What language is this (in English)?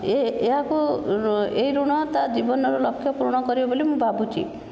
Odia